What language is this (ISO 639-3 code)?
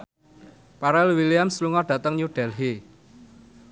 jav